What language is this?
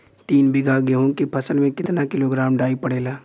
Bhojpuri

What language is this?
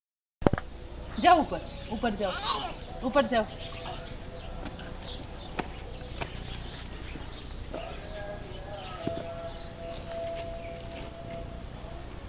Latvian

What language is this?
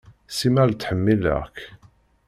Kabyle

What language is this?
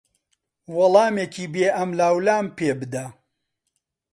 Central Kurdish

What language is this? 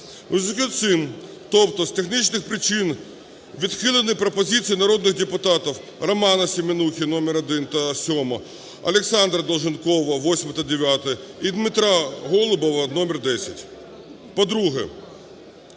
Ukrainian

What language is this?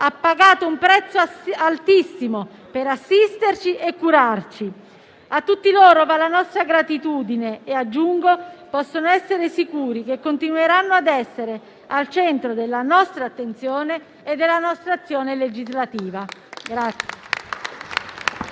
Italian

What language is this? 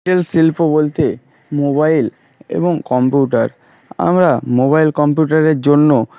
Bangla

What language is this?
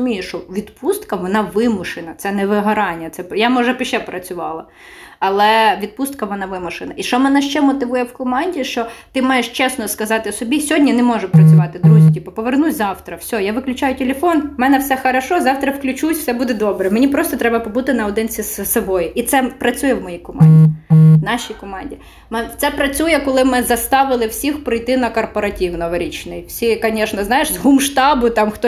Ukrainian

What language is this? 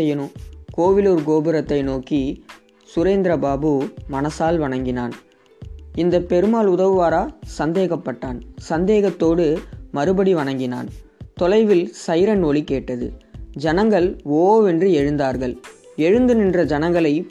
Gujarati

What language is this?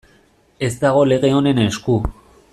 Basque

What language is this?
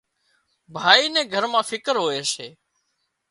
Wadiyara Koli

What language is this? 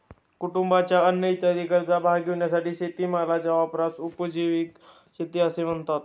Marathi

